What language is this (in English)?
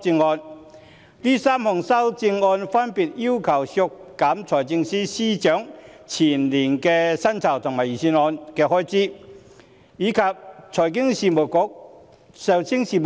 Cantonese